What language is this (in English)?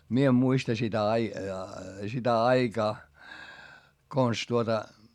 Finnish